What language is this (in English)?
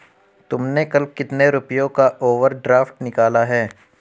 Hindi